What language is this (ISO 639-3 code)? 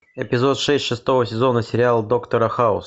rus